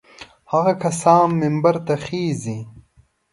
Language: Pashto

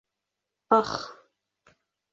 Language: Bashkir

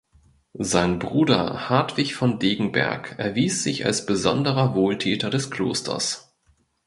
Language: German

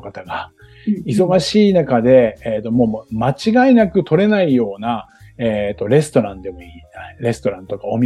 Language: Japanese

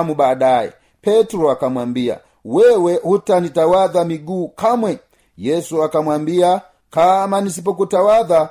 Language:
Swahili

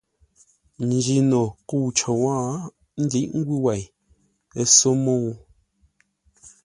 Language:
Ngombale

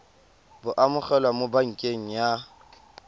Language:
Tswana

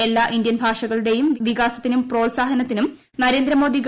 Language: Malayalam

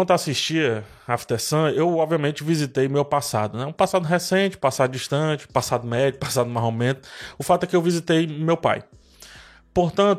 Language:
Portuguese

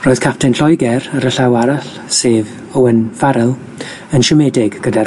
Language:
Welsh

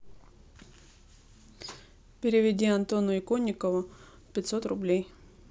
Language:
Russian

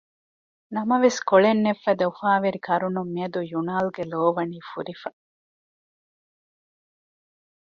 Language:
Divehi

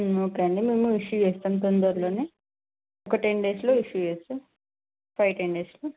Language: Telugu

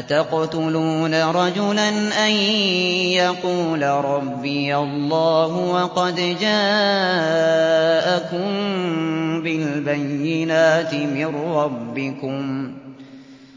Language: Arabic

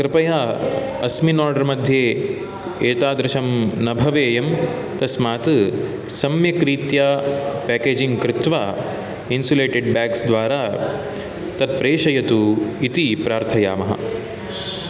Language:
Sanskrit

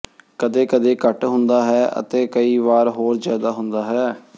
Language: Punjabi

